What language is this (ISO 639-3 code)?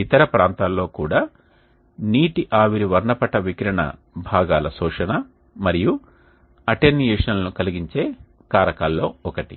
tel